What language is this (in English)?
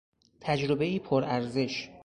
Persian